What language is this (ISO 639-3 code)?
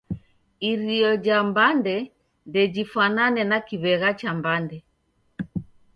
dav